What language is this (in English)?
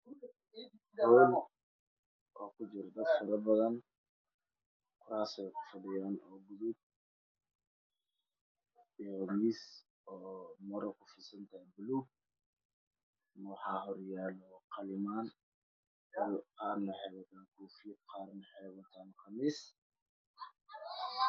Somali